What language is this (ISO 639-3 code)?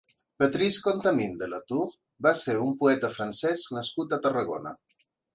cat